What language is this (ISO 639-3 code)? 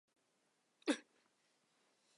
zho